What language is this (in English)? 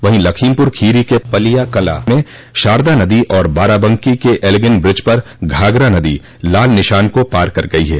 Hindi